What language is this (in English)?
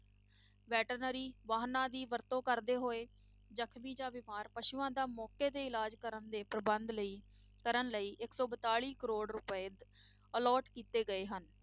Punjabi